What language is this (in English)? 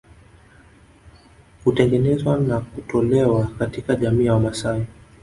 Swahili